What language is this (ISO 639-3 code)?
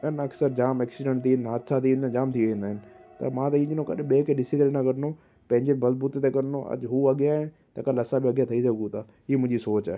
snd